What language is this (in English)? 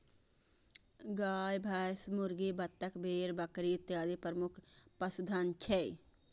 Maithili